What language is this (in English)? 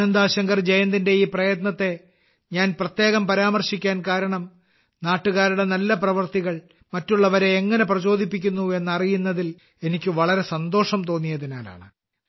Malayalam